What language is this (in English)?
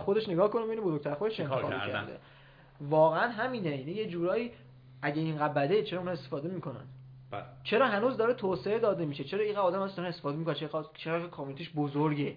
Persian